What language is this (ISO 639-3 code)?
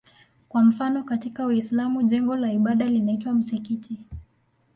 swa